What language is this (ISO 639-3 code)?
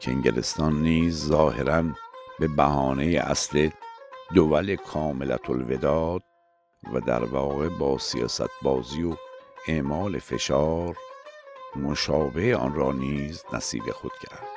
fas